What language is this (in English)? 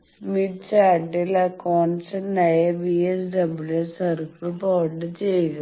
Malayalam